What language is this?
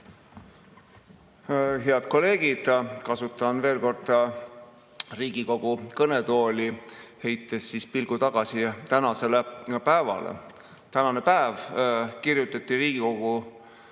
Estonian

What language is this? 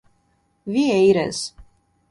Portuguese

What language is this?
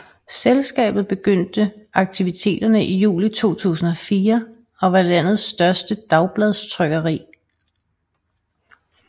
Danish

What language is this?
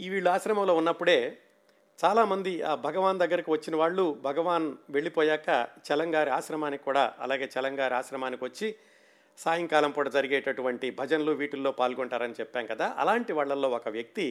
Telugu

